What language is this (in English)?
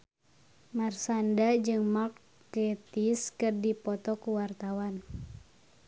Sundanese